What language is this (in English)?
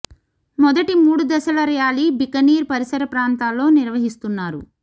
Telugu